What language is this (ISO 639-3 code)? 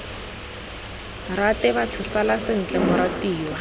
tsn